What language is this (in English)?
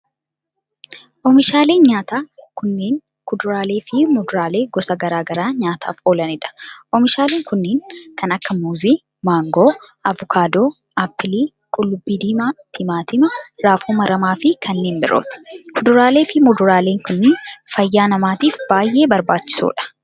Oromo